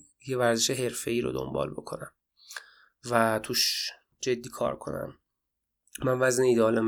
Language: Persian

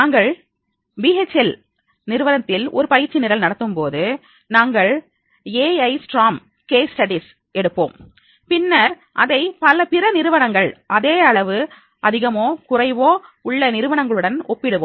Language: Tamil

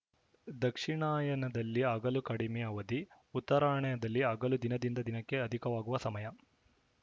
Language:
Kannada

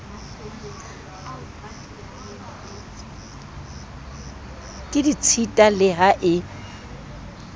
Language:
Southern Sotho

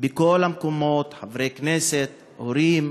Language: Hebrew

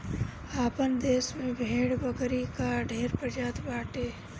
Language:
Bhojpuri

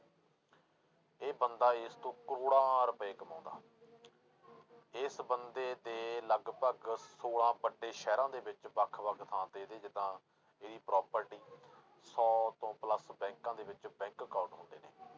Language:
Punjabi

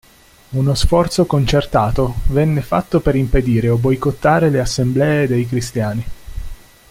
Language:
Italian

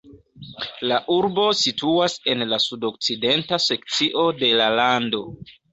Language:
Esperanto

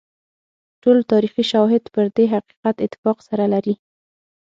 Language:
Pashto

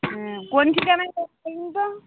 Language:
Bangla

